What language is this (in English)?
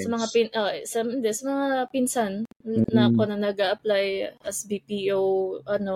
Filipino